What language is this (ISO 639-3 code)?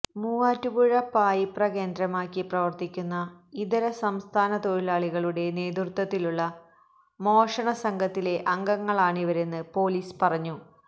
mal